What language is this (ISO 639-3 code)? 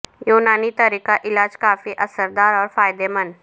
urd